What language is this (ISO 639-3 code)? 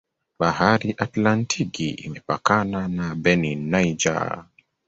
swa